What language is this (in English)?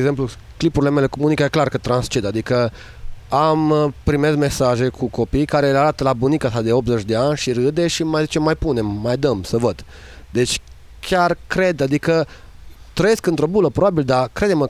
Romanian